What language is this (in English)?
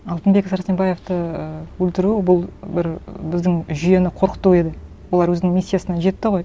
Kazakh